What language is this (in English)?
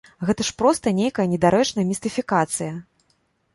Belarusian